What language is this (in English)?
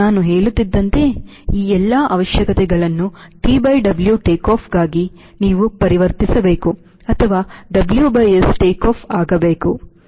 Kannada